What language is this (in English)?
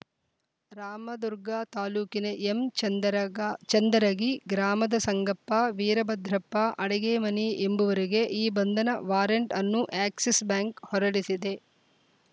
Kannada